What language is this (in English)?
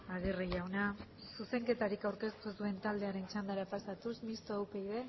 Basque